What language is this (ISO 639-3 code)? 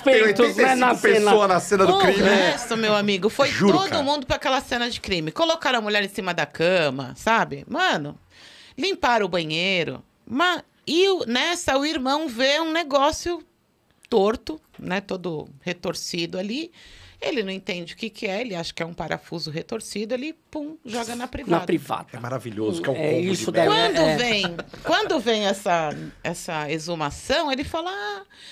por